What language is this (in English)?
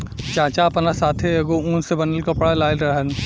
Bhojpuri